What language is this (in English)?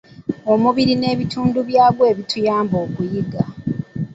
Ganda